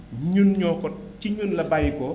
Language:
Wolof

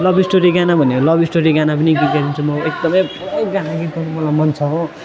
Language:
Nepali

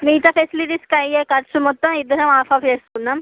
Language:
Telugu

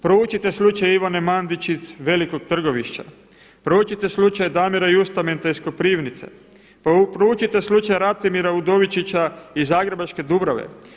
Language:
Croatian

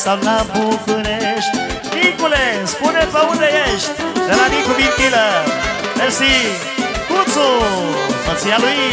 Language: Romanian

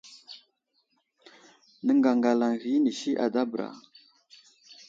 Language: Wuzlam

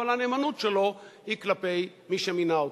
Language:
Hebrew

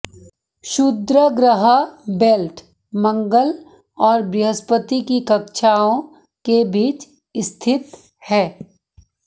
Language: Hindi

